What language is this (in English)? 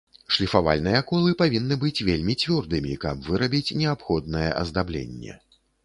Belarusian